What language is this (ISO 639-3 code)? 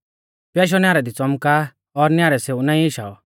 bfz